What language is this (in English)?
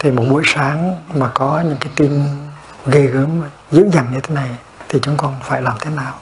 Vietnamese